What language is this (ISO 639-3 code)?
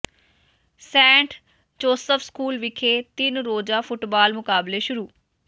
pan